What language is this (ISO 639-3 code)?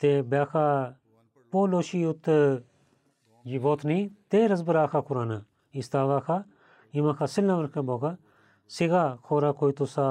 bul